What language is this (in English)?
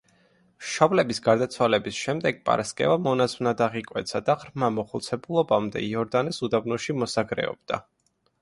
Georgian